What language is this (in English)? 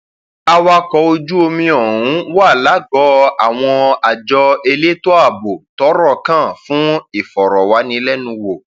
Yoruba